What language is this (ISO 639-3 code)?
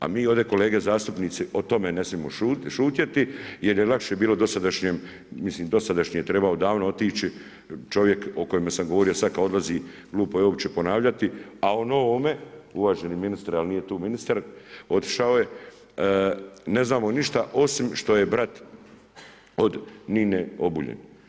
hrv